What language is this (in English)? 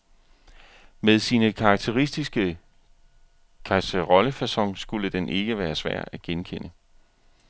Danish